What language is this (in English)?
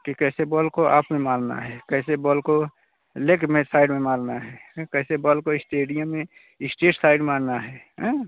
Hindi